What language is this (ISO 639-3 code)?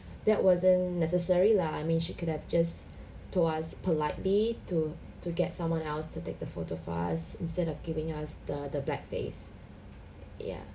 eng